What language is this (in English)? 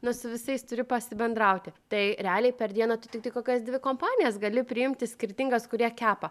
Lithuanian